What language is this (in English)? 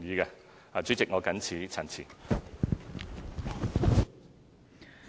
Cantonese